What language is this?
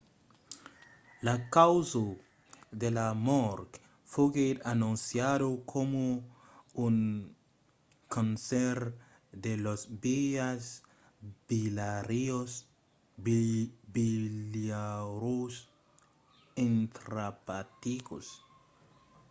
Occitan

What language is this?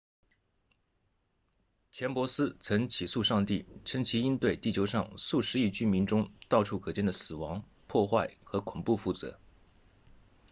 Chinese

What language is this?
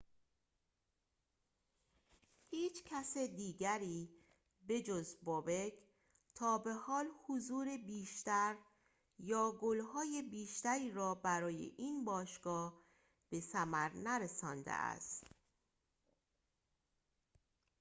Persian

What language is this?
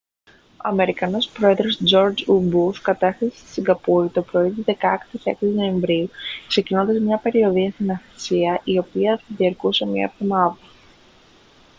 Greek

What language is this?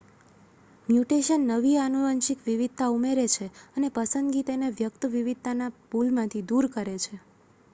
Gujarati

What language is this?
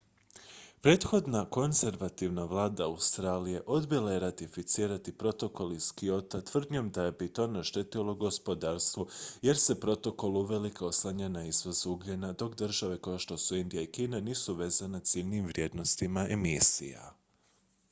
Croatian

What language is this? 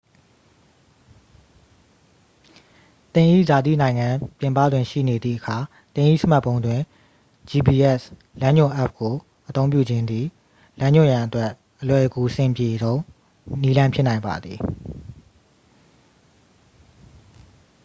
Burmese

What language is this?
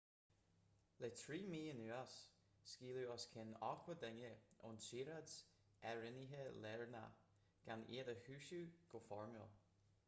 Irish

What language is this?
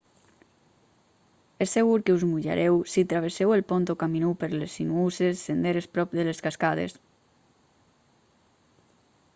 Catalan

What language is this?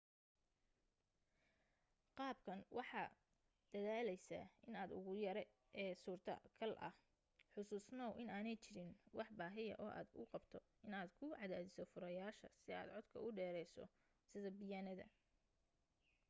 Somali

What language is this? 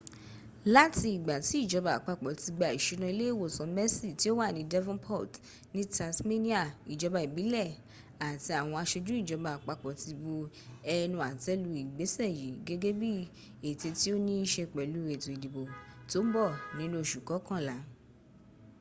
Yoruba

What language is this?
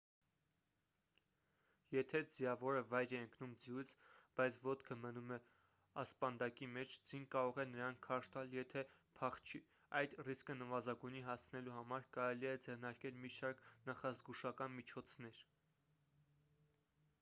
Armenian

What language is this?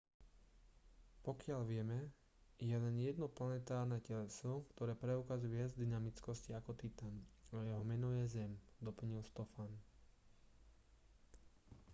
Slovak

